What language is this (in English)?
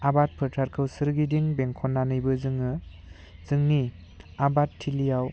Bodo